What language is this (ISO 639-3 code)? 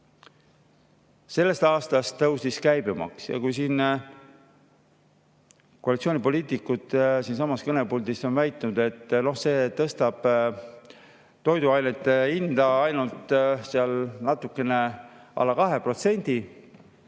est